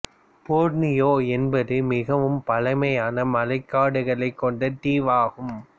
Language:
Tamil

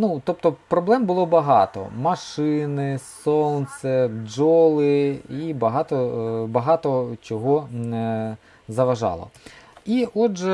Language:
Ukrainian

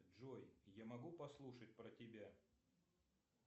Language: Russian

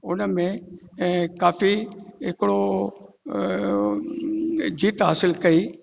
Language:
Sindhi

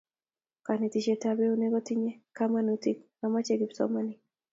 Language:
Kalenjin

